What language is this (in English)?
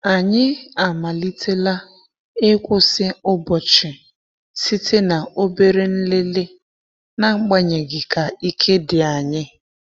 Igbo